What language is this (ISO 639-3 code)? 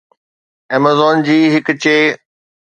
snd